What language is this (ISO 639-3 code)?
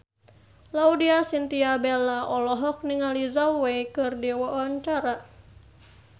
sun